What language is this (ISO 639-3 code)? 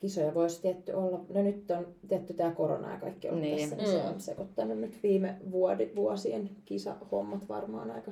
fin